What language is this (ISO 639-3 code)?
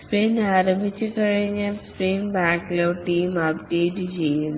mal